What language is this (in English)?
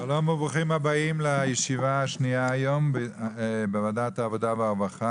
Hebrew